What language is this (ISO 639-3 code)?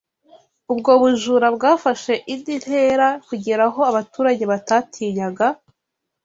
kin